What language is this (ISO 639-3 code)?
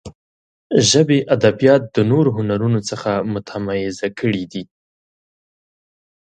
pus